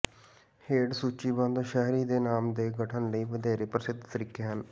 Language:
Punjabi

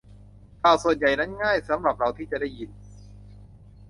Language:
Thai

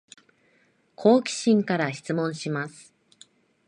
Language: Japanese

